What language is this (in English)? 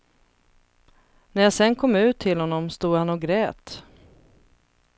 Swedish